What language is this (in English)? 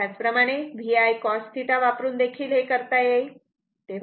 Marathi